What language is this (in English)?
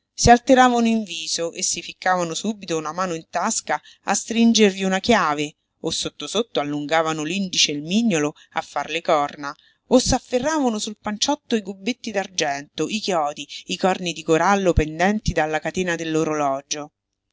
Italian